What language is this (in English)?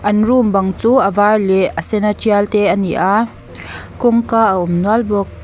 Mizo